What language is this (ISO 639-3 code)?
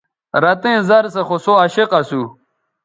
btv